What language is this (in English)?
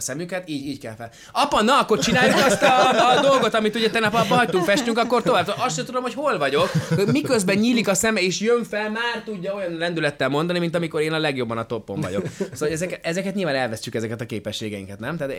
Hungarian